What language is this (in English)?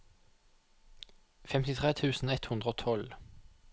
Norwegian